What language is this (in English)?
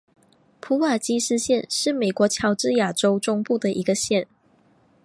Chinese